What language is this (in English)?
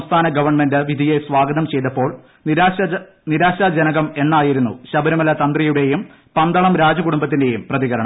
Malayalam